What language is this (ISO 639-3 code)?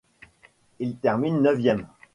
fra